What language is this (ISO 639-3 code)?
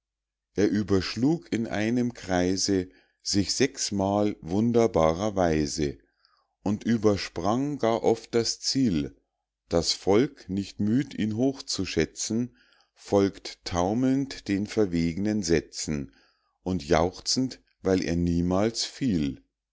deu